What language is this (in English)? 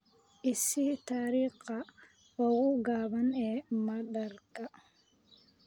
Somali